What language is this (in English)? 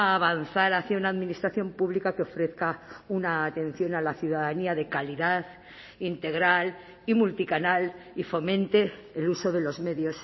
Spanish